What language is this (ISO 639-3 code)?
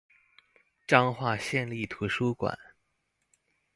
zho